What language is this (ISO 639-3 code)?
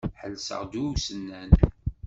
kab